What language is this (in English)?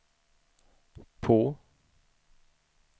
Swedish